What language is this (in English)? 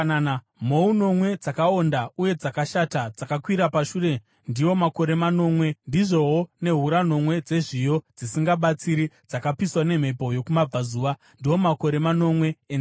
Shona